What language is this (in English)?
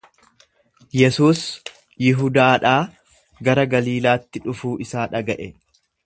Oromo